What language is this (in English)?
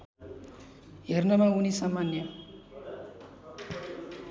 Nepali